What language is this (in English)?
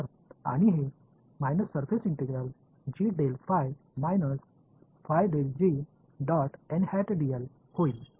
Tamil